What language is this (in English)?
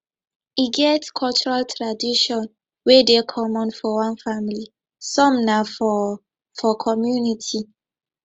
Nigerian Pidgin